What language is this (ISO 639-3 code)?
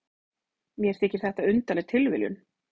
isl